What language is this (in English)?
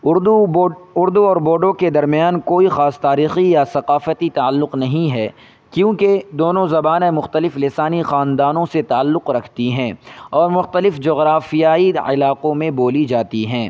Urdu